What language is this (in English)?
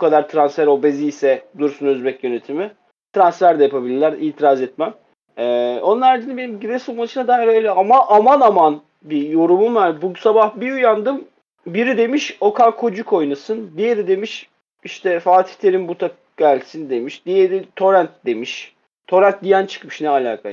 Turkish